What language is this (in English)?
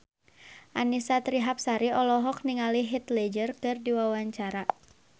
Sundanese